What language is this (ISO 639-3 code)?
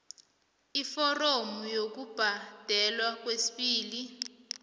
nbl